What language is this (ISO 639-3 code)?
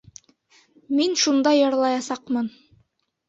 bak